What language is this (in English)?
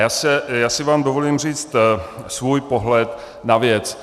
Czech